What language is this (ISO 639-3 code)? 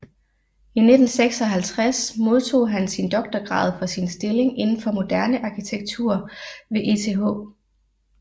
dan